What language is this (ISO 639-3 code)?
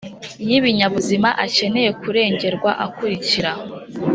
kin